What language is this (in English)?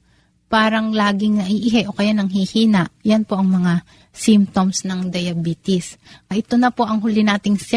Filipino